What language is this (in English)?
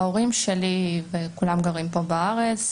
Hebrew